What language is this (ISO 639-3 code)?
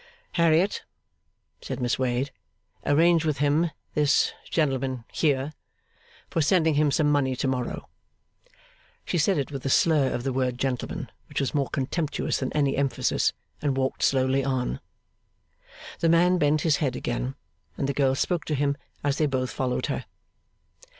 eng